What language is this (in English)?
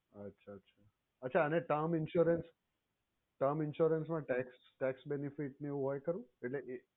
Gujarati